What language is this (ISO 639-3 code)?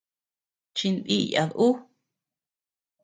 cux